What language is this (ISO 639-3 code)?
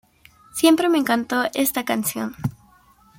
spa